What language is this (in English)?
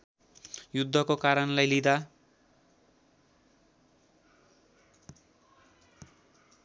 Nepali